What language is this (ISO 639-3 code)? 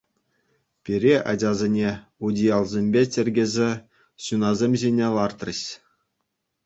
chv